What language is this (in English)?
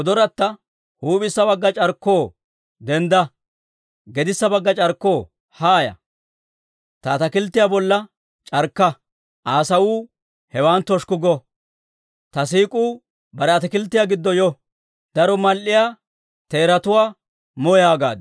Dawro